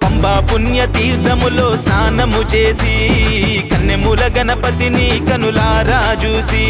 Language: Telugu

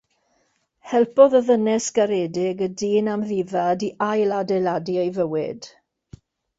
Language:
Welsh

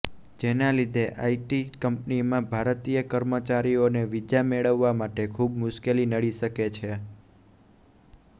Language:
Gujarati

